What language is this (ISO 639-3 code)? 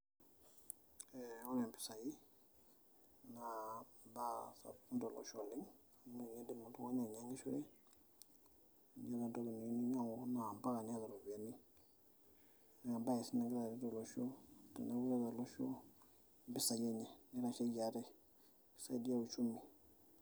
mas